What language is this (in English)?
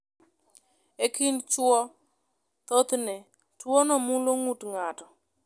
Luo (Kenya and Tanzania)